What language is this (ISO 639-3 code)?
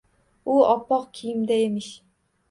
uzb